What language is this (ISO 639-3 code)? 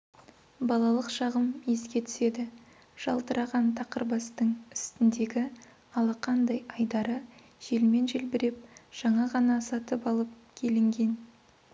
kaz